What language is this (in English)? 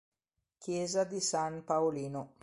Italian